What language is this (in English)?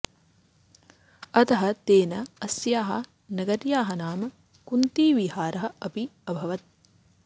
Sanskrit